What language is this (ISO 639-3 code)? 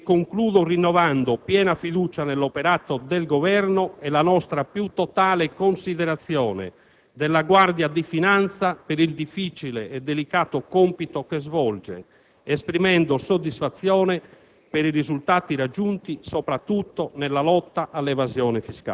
ita